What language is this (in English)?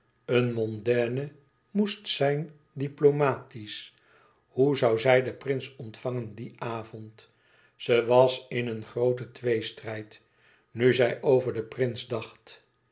Dutch